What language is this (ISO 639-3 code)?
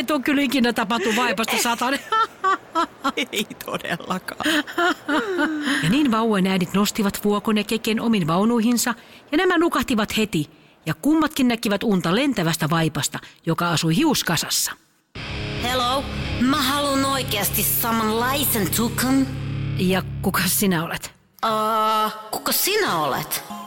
fin